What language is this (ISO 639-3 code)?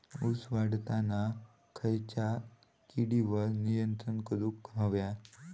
mar